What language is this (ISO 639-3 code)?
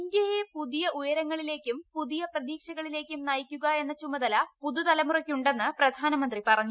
mal